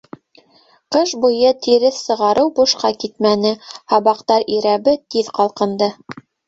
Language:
Bashkir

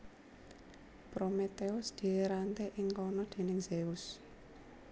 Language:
Javanese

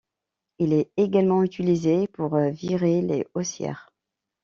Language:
French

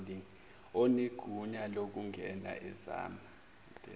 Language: Zulu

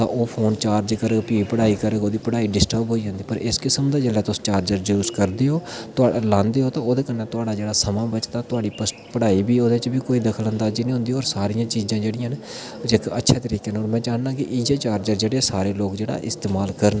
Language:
Dogri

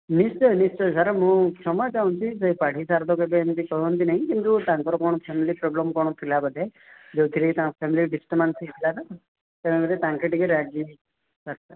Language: Odia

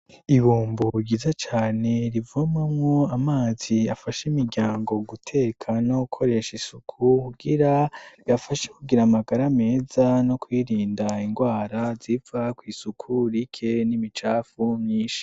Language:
Rundi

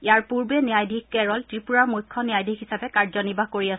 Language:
Assamese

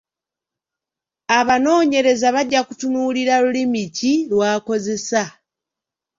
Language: Ganda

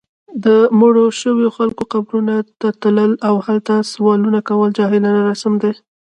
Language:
Pashto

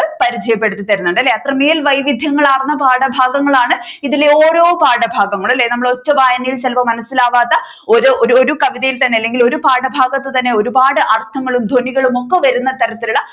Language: Malayalam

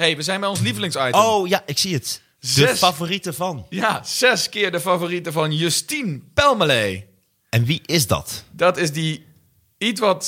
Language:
Dutch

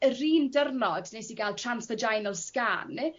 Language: Welsh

